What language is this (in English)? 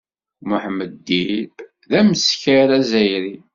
Kabyle